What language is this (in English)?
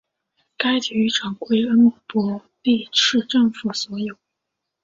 Chinese